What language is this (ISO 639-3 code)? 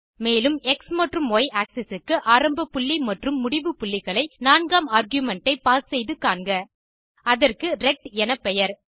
tam